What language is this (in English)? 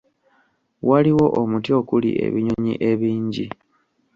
Ganda